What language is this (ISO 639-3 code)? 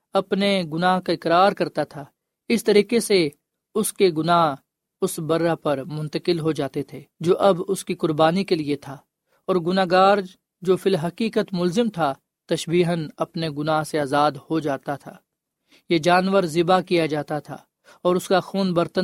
urd